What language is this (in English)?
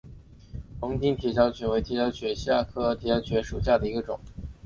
Chinese